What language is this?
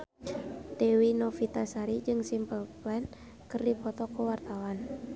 Sundanese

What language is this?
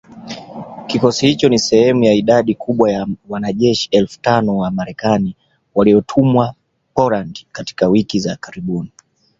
Swahili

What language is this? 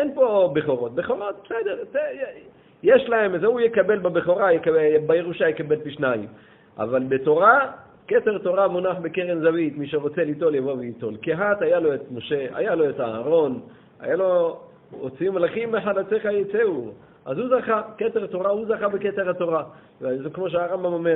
Hebrew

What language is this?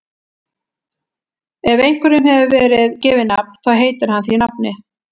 Icelandic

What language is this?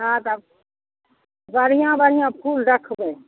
Maithili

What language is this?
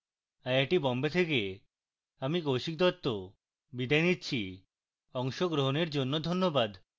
Bangla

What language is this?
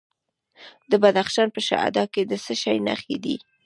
Pashto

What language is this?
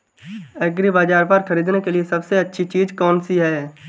Hindi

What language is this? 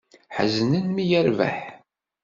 Kabyle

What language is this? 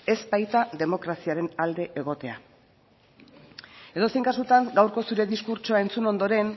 Basque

